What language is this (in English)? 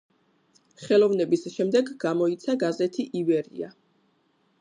Georgian